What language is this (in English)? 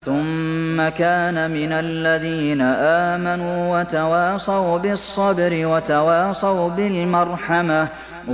Arabic